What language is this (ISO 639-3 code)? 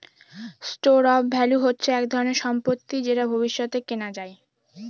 ben